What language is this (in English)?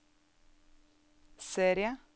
Norwegian